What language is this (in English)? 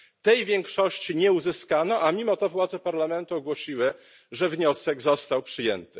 Polish